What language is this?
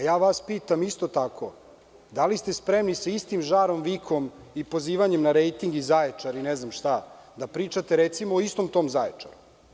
Serbian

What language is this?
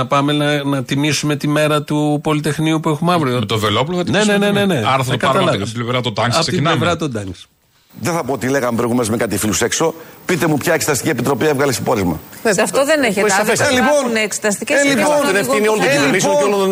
Greek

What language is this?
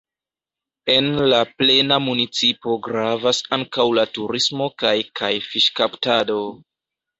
Esperanto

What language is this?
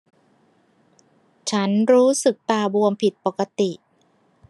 Thai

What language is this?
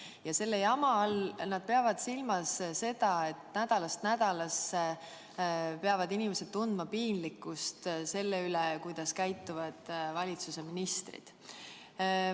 Estonian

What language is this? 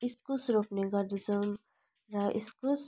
Nepali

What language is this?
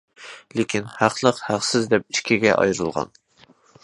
Uyghur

